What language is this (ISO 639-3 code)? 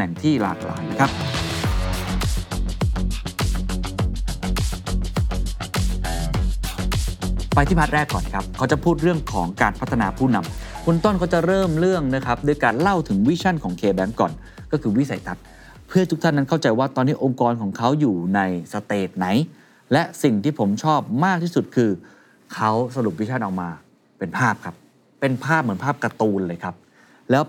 tha